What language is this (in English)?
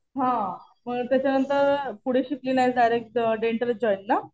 Marathi